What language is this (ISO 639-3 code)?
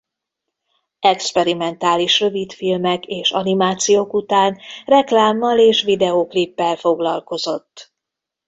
hun